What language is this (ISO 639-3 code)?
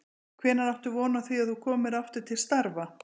isl